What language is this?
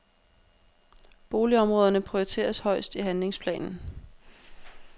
Danish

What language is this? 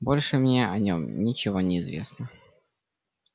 Russian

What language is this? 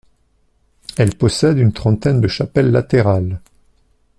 French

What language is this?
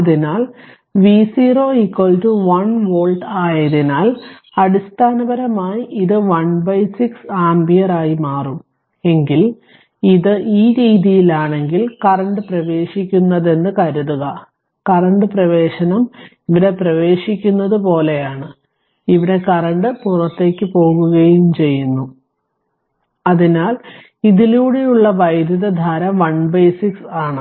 Malayalam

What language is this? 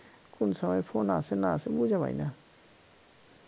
Bangla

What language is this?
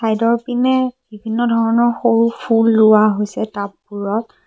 Assamese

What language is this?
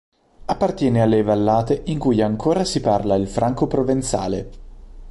Italian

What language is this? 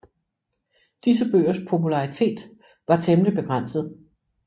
Danish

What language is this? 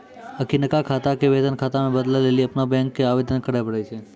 Maithili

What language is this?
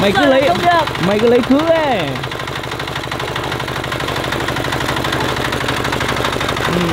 Vietnamese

